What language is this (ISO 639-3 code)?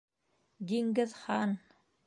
bak